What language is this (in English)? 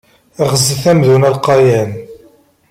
Kabyle